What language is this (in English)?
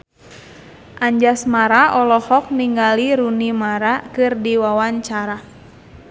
Sundanese